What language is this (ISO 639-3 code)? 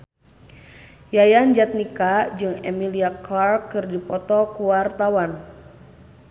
sun